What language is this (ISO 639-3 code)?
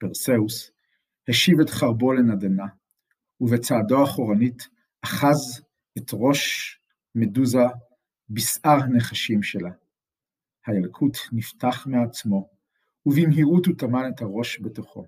heb